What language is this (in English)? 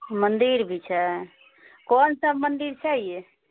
Maithili